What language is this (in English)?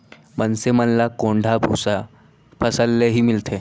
Chhattisgarhi